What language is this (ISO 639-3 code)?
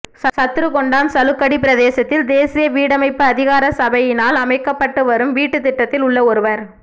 tam